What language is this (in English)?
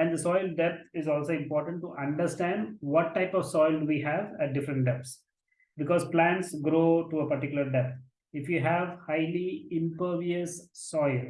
English